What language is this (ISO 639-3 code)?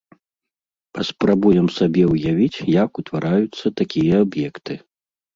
bel